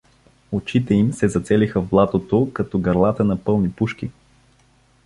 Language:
Bulgarian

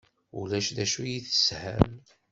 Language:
Kabyle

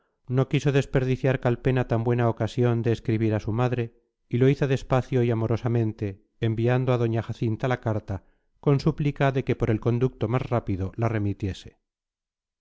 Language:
Spanish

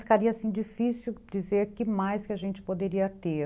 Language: Portuguese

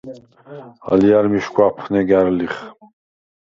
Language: Svan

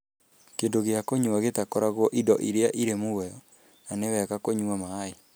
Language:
Kikuyu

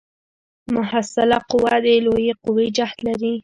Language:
Pashto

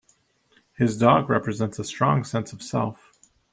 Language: English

